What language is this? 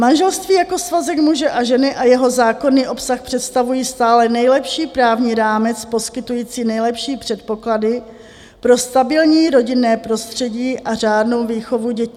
Czech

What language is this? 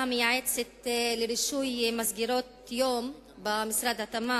Hebrew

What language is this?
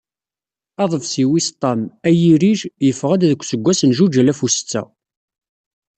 Kabyle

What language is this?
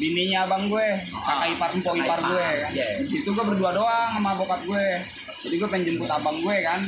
Indonesian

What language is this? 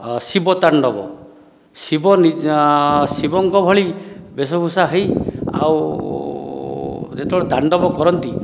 Odia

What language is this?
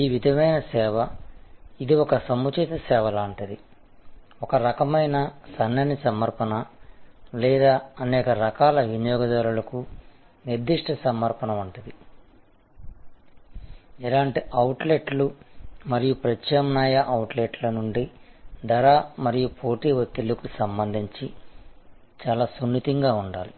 Telugu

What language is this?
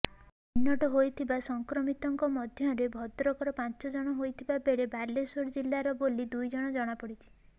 Odia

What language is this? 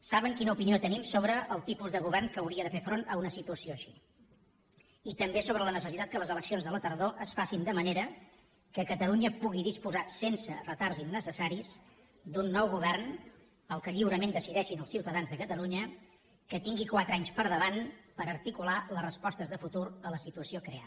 Catalan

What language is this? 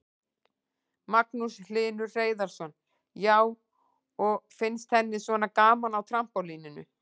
Icelandic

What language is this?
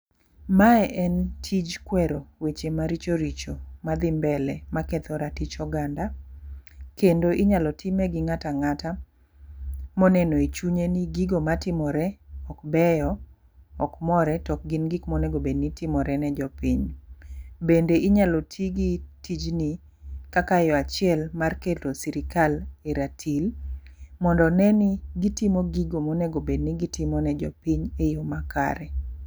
Luo (Kenya and Tanzania)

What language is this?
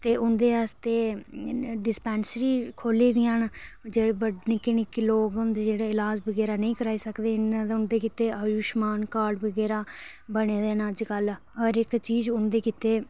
Dogri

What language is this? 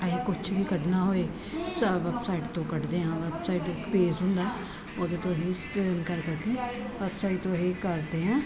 Punjabi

